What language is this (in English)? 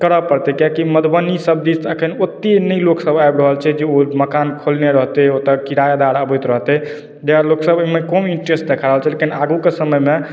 Maithili